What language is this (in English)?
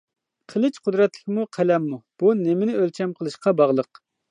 Uyghur